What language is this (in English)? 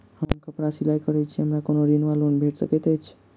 Maithili